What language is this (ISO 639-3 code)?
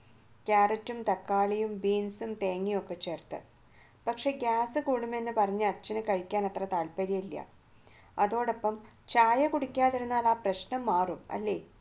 mal